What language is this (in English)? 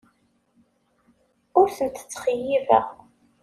Kabyle